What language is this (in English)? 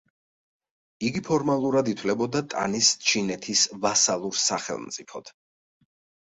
Georgian